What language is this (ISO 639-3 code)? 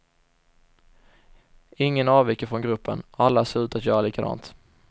swe